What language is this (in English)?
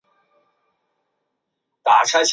Chinese